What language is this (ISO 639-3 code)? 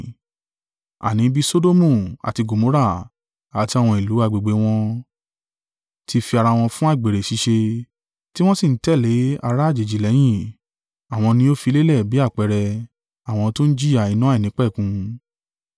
yor